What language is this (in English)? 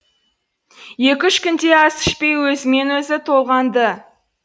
Kazakh